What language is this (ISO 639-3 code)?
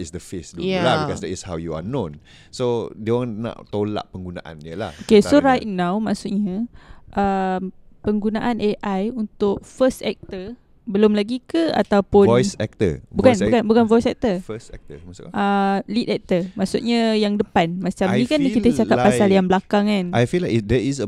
msa